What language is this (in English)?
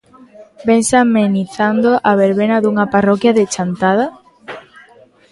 Galician